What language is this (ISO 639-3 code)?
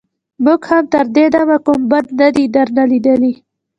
pus